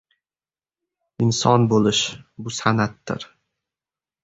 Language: Uzbek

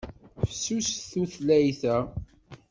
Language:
Kabyle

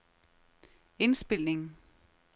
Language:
Danish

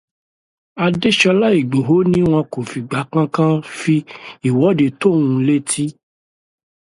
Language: Yoruba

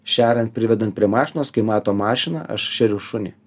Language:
Lithuanian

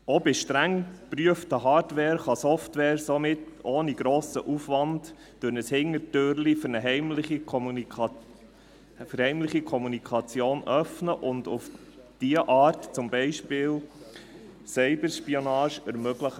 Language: Swiss German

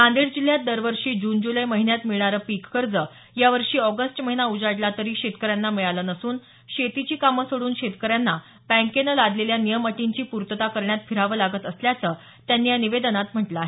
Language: Marathi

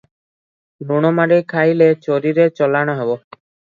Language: Odia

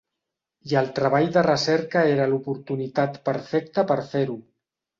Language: Catalan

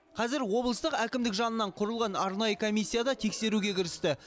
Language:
Kazakh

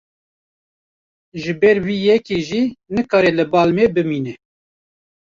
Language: Kurdish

